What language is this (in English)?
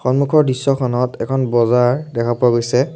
Assamese